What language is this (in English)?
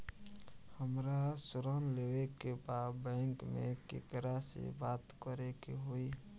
Bhojpuri